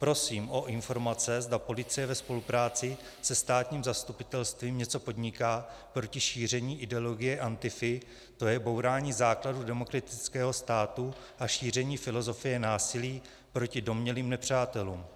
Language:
Czech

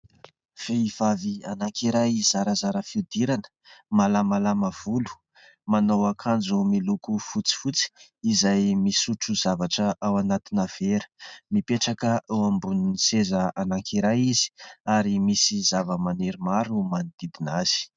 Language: Malagasy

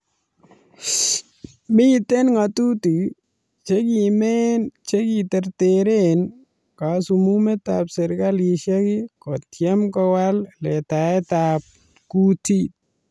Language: Kalenjin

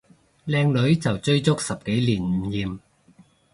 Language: Cantonese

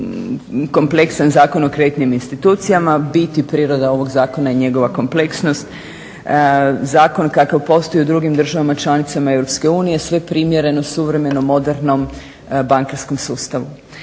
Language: Croatian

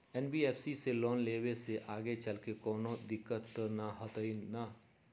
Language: Magahi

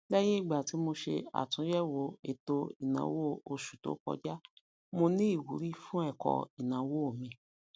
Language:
Yoruba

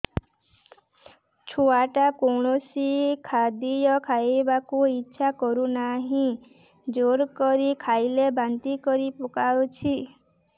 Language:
Odia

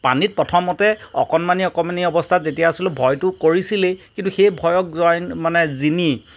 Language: Assamese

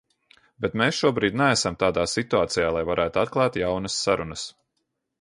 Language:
Latvian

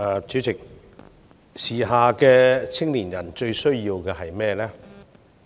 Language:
Cantonese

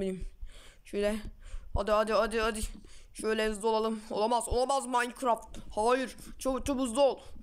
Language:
Turkish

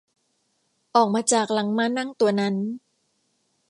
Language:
Thai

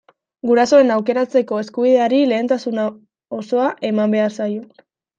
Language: Basque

